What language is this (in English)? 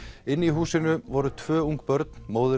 Icelandic